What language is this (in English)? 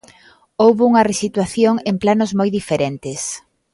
Galician